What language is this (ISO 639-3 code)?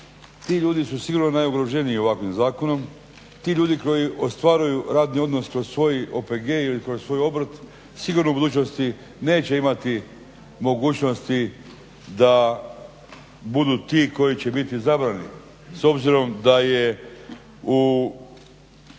hrv